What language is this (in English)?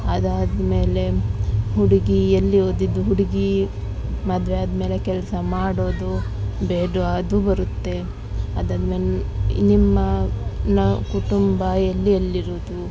Kannada